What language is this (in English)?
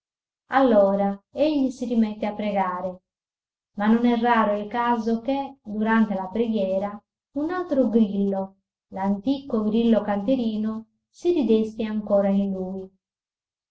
Italian